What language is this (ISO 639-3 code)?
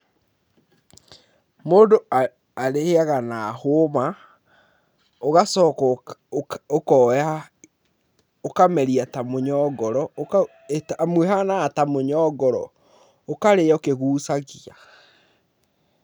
kik